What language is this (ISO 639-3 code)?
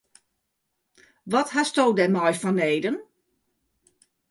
fry